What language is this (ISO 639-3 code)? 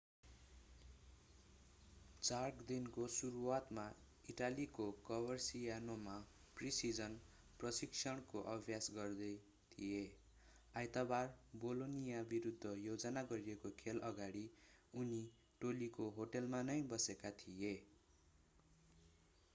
nep